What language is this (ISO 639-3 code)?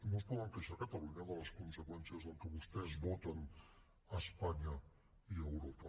cat